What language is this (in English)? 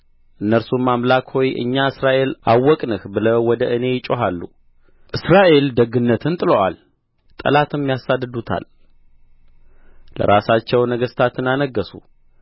Amharic